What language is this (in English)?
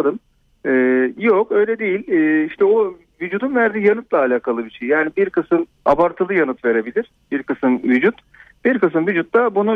Turkish